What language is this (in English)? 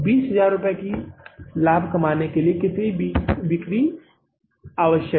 Hindi